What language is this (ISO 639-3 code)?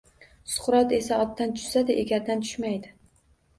uzb